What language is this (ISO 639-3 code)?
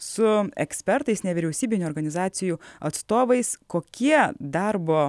lit